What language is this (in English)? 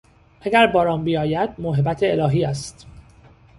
Persian